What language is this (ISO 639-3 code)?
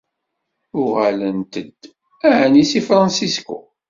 kab